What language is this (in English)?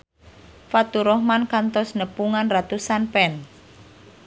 Sundanese